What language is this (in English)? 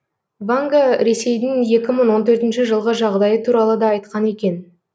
Kazakh